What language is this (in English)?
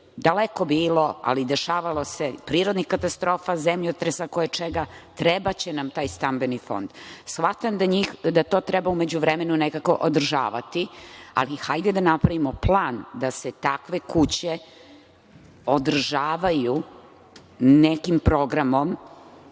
Serbian